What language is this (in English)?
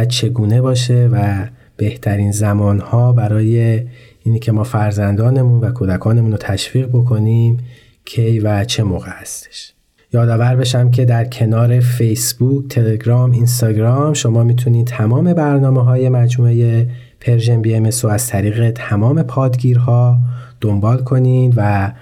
Persian